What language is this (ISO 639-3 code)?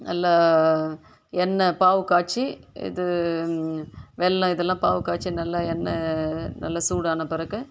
tam